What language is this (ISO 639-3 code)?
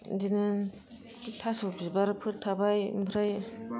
brx